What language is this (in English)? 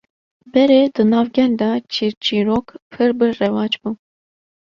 Kurdish